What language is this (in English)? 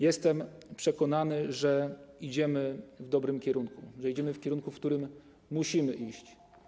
Polish